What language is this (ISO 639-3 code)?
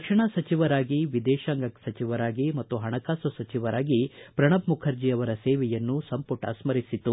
kan